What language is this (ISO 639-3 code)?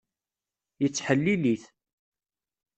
kab